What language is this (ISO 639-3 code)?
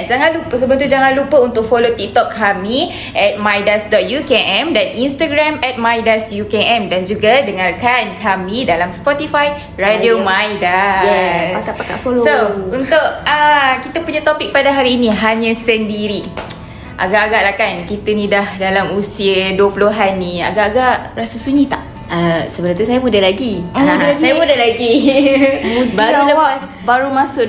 msa